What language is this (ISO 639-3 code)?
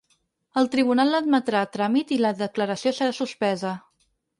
cat